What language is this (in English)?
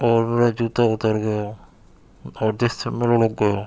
Urdu